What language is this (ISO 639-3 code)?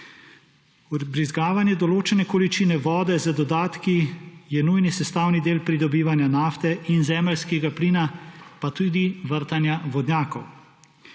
slv